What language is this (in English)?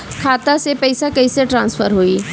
Bhojpuri